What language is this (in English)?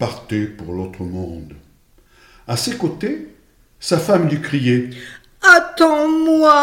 French